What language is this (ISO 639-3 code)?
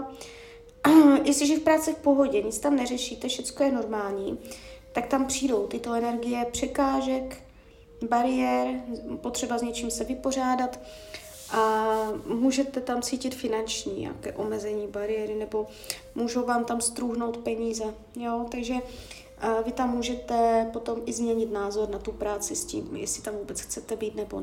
ces